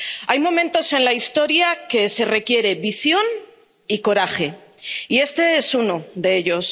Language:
Spanish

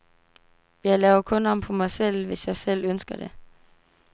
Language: Danish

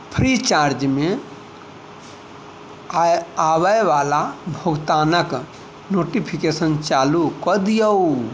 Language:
Maithili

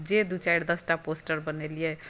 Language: Maithili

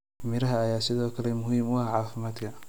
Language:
Somali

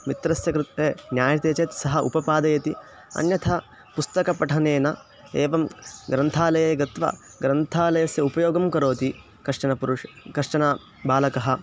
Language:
Sanskrit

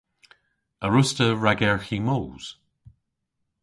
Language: Cornish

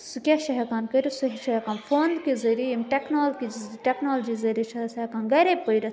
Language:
Kashmiri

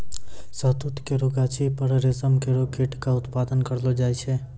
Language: Maithili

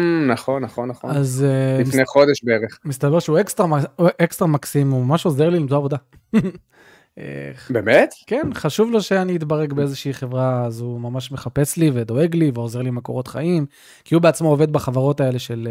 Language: Hebrew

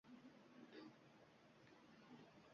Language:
Uzbek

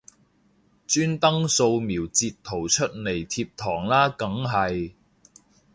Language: Cantonese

